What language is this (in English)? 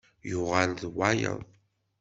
Kabyle